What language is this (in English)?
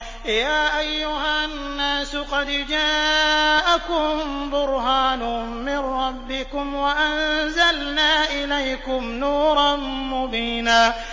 Arabic